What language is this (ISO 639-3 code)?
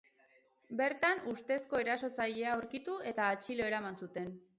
eus